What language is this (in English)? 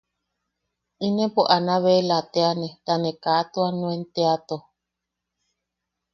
Yaqui